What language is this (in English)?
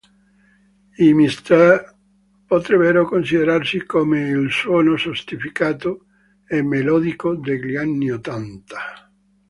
Italian